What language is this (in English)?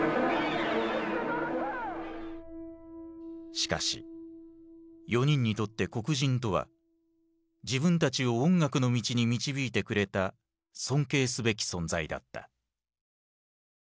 Japanese